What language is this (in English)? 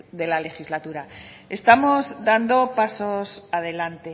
Spanish